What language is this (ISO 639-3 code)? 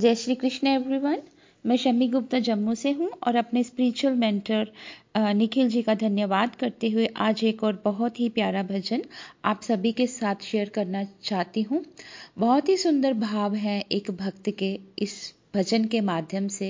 hin